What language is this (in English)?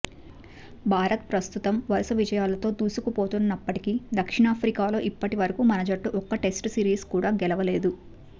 Telugu